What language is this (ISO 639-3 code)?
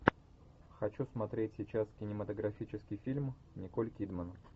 rus